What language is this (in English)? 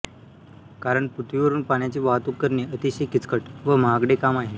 Marathi